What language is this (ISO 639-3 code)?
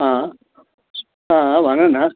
nep